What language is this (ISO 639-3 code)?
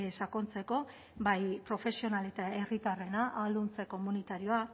eus